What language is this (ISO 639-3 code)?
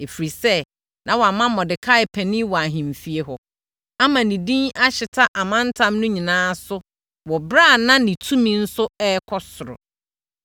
aka